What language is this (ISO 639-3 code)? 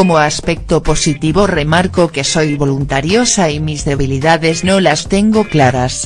spa